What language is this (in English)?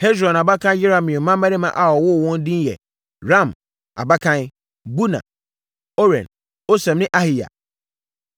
Akan